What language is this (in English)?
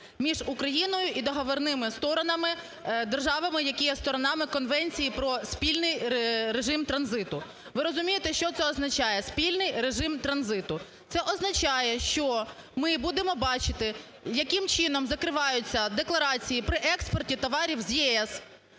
Ukrainian